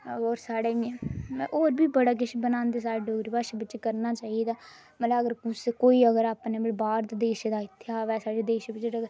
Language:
Dogri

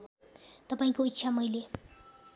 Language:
Nepali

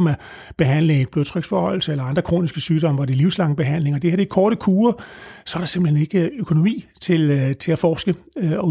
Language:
Danish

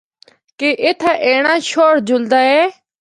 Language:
Northern Hindko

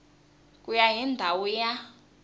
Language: Tsonga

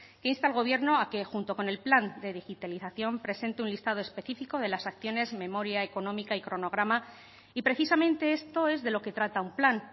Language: Spanish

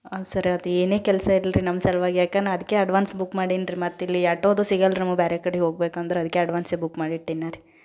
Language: Kannada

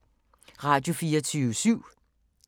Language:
Danish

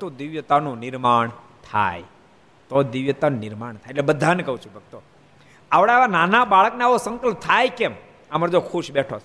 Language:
Gujarati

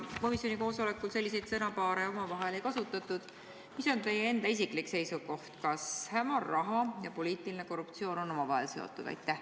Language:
Estonian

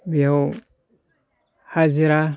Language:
Bodo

